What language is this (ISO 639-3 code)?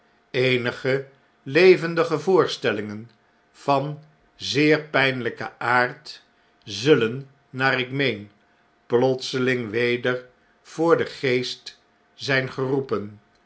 nld